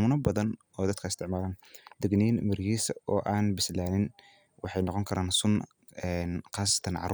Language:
Somali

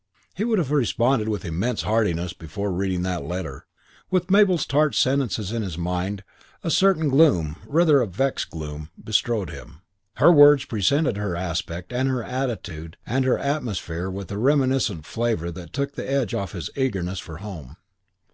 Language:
English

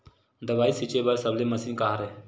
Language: Chhattisgarhi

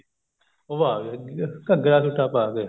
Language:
Punjabi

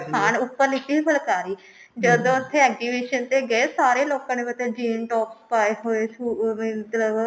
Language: Punjabi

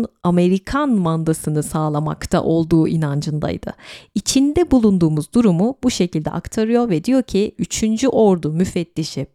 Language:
Turkish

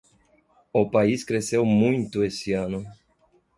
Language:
Portuguese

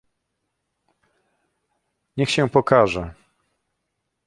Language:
Polish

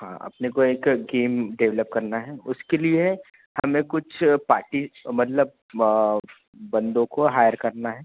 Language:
Hindi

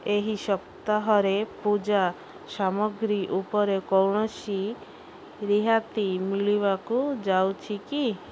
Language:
Odia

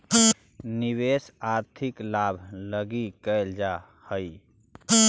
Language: Magahi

